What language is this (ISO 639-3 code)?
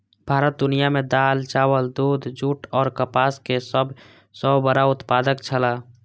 mai